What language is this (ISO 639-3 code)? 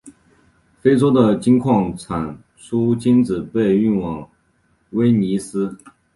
zho